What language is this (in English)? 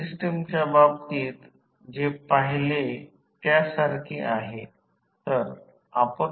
Marathi